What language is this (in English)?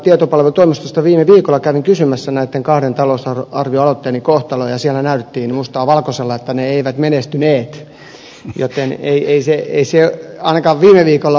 Finnish